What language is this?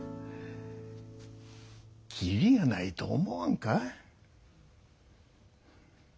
Japanese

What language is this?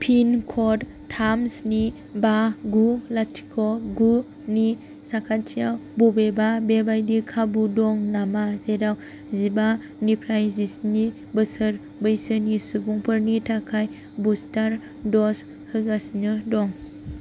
Bodo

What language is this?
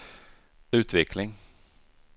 Swedish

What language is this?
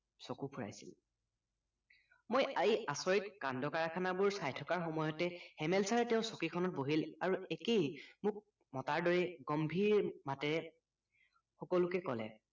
Assamese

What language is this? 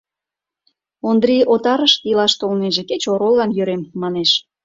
Mari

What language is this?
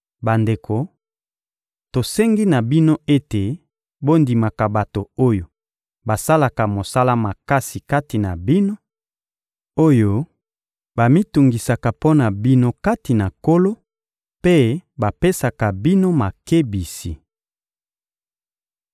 Lingala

